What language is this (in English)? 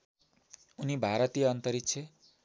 Nepali